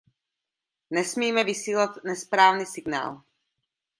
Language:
Czech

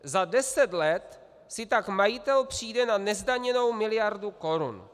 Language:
Czech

